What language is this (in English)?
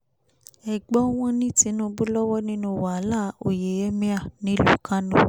Yoruba